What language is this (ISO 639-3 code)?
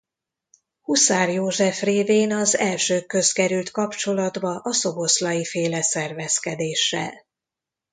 hun